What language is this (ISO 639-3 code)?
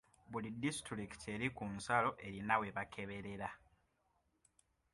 lug